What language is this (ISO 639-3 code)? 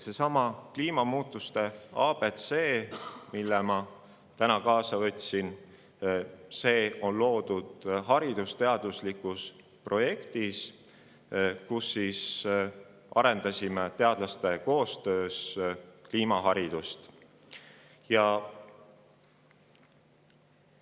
est